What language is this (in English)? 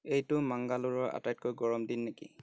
Assamese